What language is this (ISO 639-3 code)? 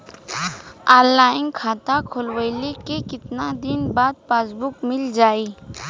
bho